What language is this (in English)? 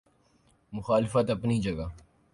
Urdu